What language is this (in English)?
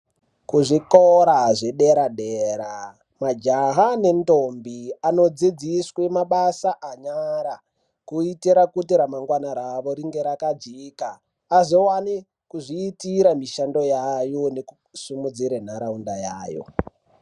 Ndau